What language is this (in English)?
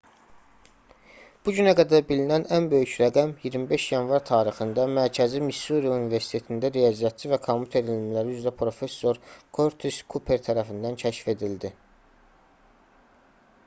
Azerbaijani